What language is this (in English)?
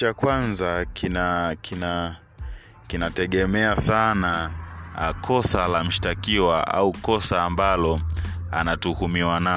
Swahili